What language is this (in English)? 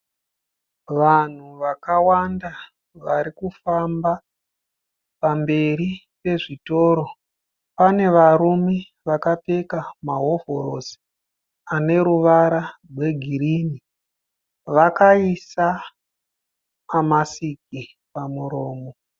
Shona